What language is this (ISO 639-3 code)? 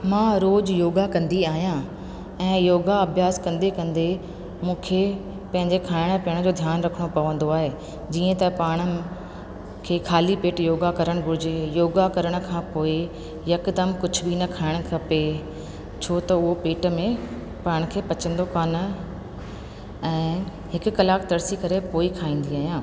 snd